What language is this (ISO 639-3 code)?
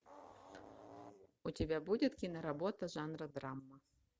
rus